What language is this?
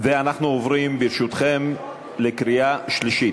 Hebrew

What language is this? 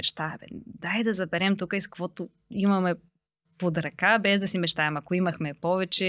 Bulgarian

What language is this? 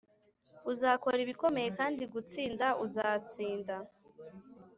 Kinyarwanda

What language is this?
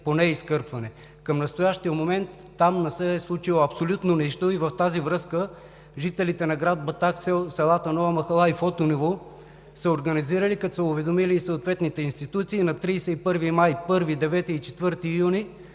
Bulgarian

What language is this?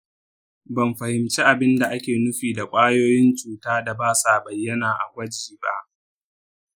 Hausa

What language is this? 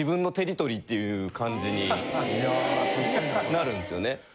Japanese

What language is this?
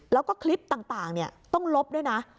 Thai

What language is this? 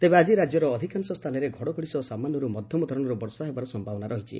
Odia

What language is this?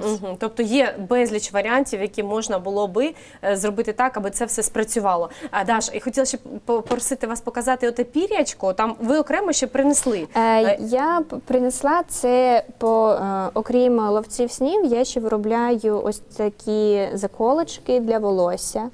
Ukrainian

